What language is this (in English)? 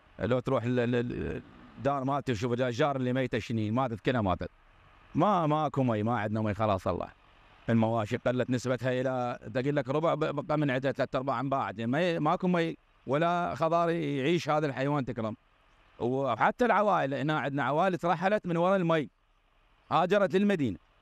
Arabic